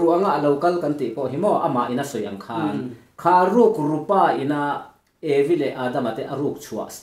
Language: Thai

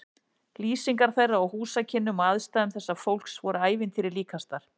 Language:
Icelandic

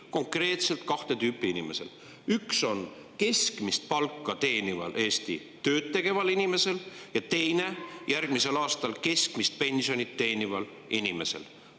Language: Estonian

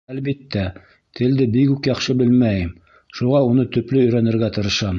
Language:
Bashkir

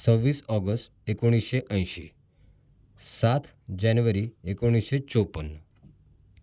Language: Marathi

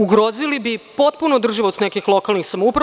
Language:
Serbian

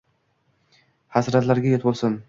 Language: Uzbek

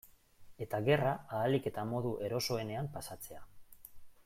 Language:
Basque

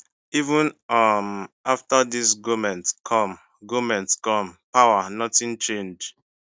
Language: Nigerian Pidgin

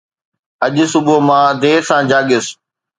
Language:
Sindhi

